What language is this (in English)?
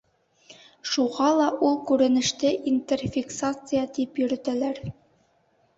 Bashkir